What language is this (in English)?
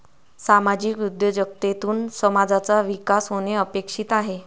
Marathi